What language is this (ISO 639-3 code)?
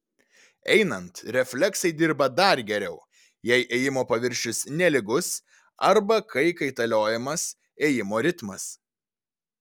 lit